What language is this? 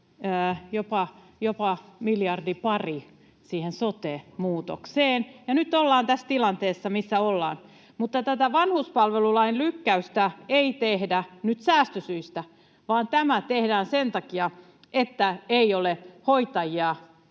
Finnish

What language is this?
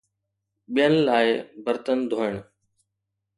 Sindhi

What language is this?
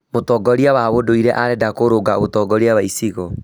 Kikuyu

